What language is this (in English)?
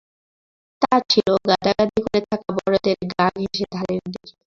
Bangla